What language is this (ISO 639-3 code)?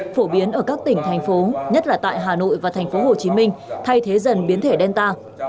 vie